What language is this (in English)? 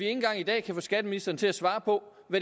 Danish